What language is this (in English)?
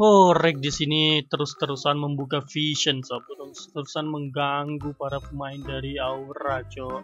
Indonesian